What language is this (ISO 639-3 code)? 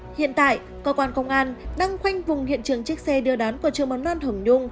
vie